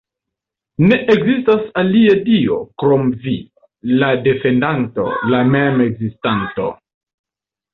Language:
Esperanto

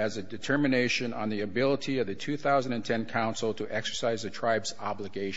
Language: English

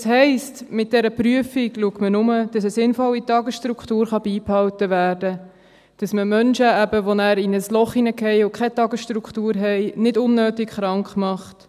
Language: Swiss German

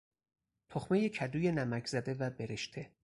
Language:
Persian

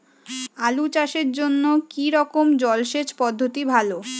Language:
Bangla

